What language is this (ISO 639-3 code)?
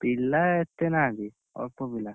ori